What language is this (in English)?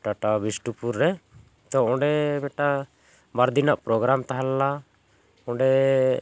Santali